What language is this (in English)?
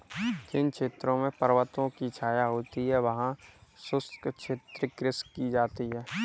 Hindi